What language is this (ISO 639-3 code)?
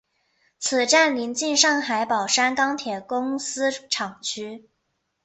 zho